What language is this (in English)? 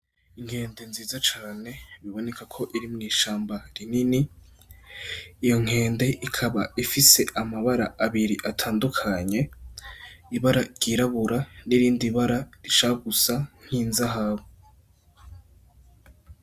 Rundi